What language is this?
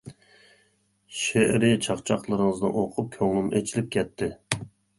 Uyghur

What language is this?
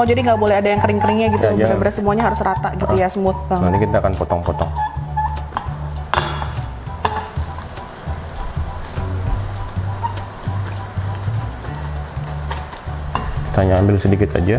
Indonesian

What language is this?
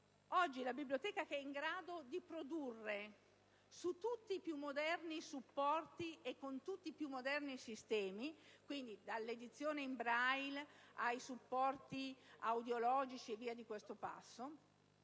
Italian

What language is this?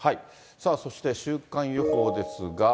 Japanese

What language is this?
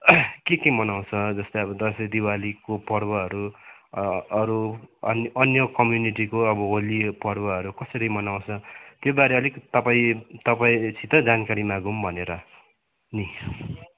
Nepali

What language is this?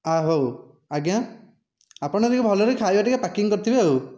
Odia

